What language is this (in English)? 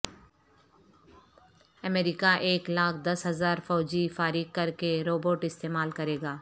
Urdu